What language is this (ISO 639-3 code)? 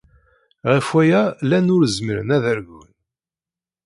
kab